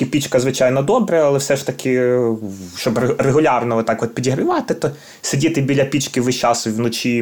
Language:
Ukrainian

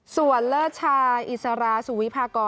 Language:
Thai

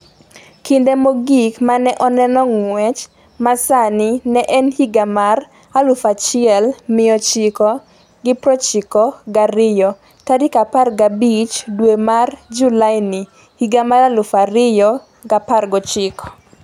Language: Luo (Kenya and Tanzania)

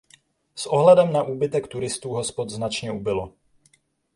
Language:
Czech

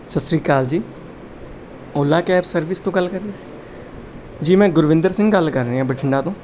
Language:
Punjabi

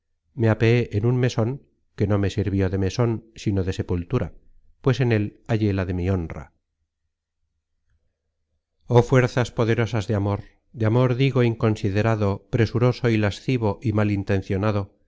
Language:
Spanish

